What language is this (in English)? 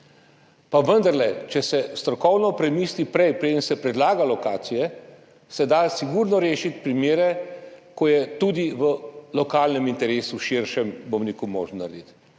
Slovenian